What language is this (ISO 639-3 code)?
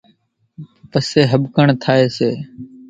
gjk